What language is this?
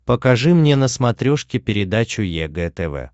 Russian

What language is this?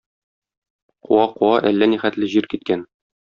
Tatar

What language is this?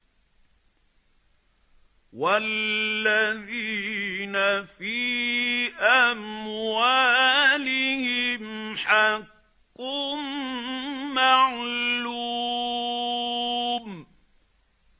Arabic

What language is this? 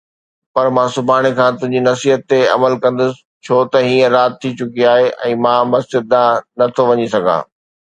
Sindhi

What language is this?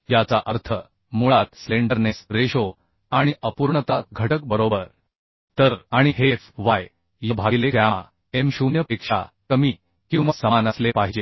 Marathi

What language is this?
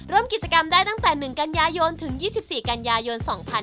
Thai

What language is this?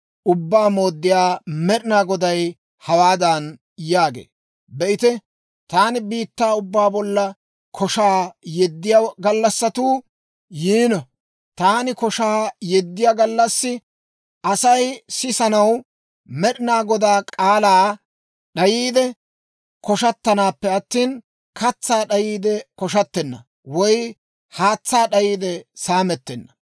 Dawro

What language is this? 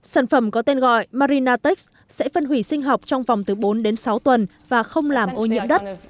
Vietnamese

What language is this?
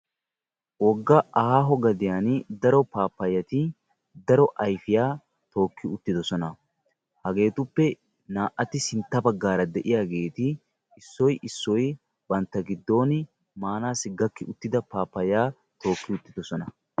Wolaytta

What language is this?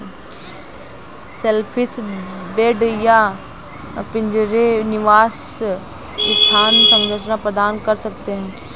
Hindi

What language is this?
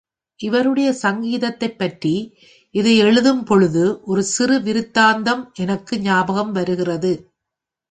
Tamil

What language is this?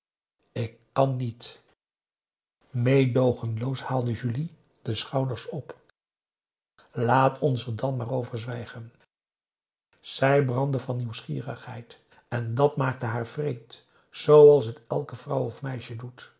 Dutch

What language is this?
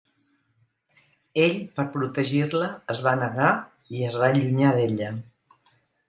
Catalan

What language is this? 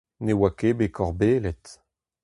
Breton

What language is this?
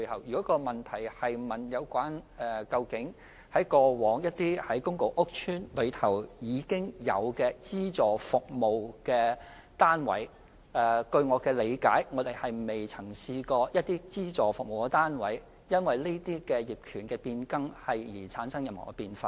Cantonese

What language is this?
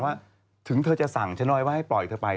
Thai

